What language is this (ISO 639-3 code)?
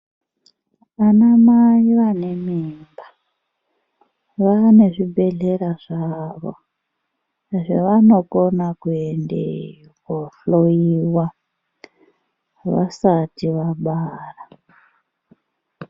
ndc